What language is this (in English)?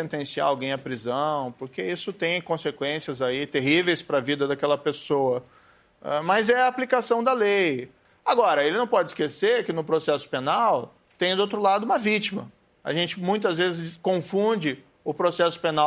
Portuguese